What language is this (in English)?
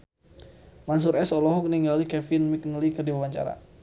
Sundanese